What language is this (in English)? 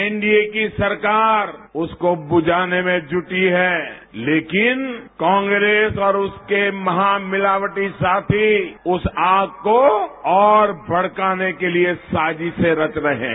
Hindi